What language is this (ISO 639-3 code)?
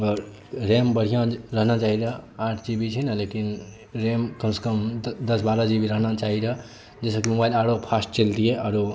mai